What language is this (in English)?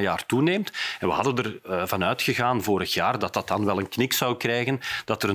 Dutch